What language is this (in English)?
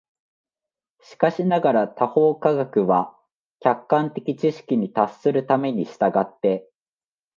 Japanese